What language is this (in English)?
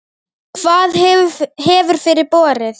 Icelandic